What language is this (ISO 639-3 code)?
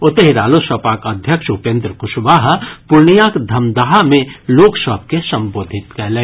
mai